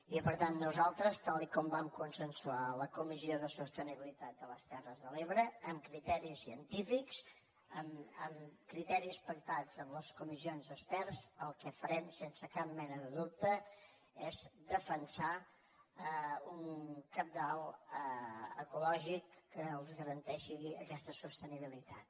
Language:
Catalan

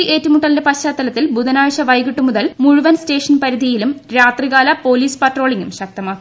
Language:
Malayalam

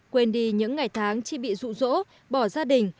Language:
Vietnamese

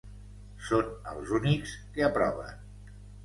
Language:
Catalan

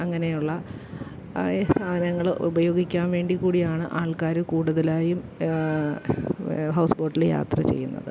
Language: Malayalam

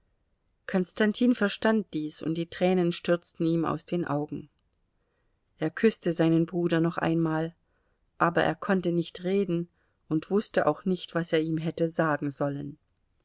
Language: German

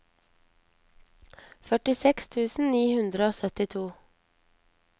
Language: Norwegian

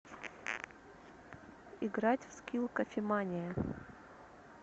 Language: Russian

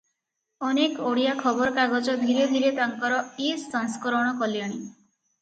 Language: Odia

